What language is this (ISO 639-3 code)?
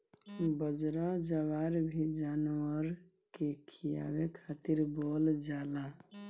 bho